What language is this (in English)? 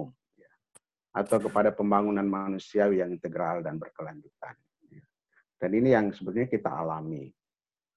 Indonesian